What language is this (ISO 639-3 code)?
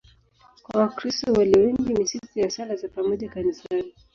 swa